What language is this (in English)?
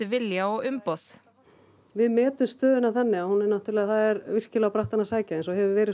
Icelandic